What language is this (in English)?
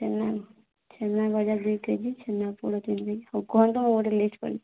Odia